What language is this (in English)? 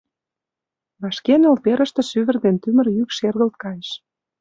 Mari